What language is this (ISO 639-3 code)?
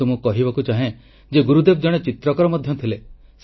ori